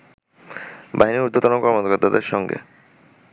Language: Bangla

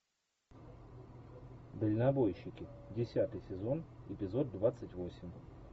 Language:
Russian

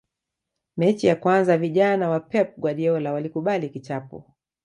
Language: Swahili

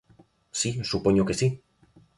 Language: Galician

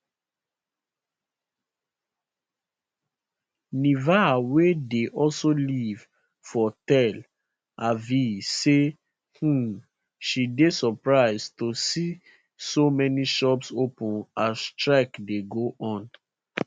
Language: Nigerian Pidgin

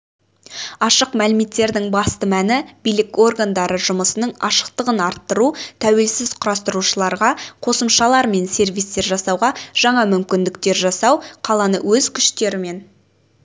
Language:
Kazakh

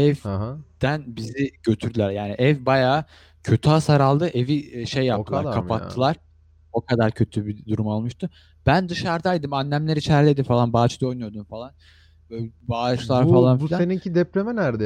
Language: Turkish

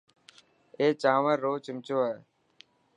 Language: Dhatki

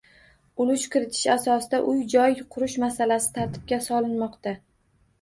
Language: Uzbek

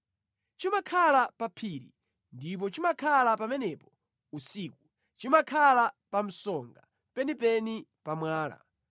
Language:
Nyanja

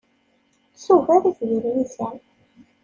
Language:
Kabyle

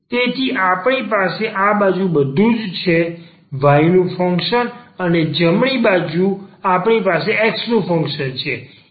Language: Gujarati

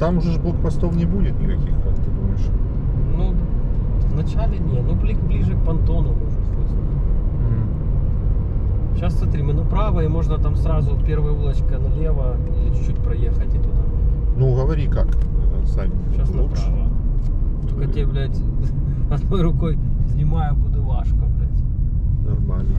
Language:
Russian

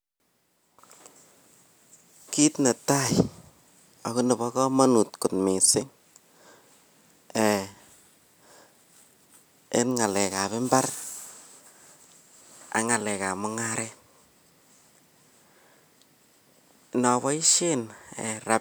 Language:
Kalenjin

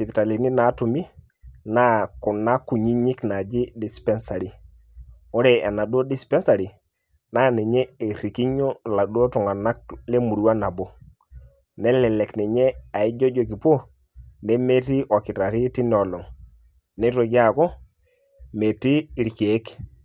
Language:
Masai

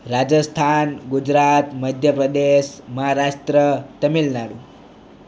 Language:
Gujarati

